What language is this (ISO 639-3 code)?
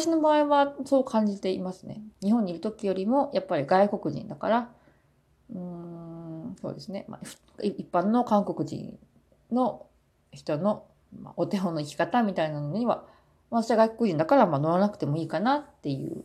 jpn